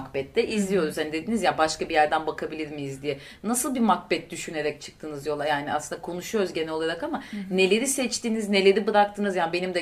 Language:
Turkish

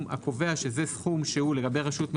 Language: Hebrew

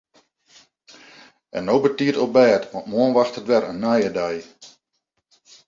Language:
Western Frisian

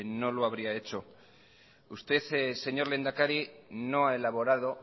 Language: Spanish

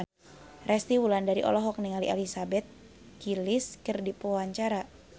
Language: Sundanese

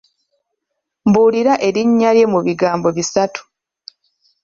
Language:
Ganda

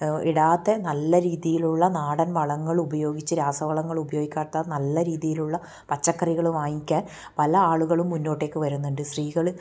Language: Malayalam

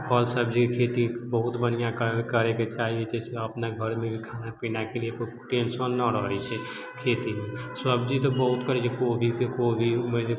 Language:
Maithili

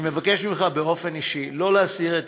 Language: Hebrew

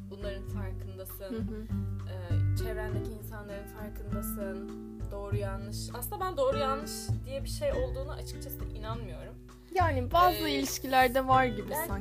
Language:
Turkish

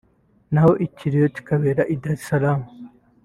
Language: Kinyarwanda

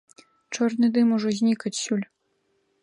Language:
Belarusian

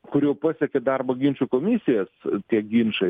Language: Lithuanian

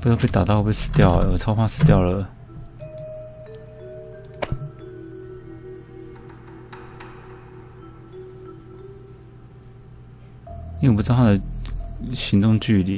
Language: Chinese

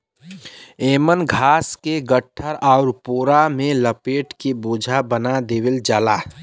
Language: Bhojpuri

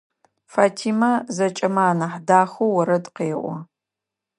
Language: Adyghe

